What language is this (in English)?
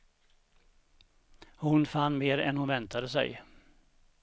Swedish